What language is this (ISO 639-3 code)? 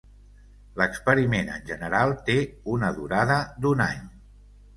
cat